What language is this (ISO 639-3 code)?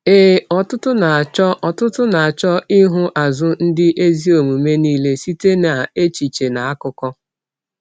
ibo